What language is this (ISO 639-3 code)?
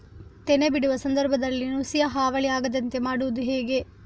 kan